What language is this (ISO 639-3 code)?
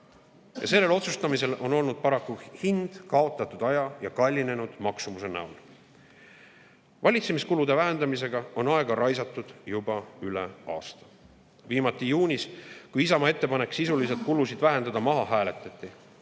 est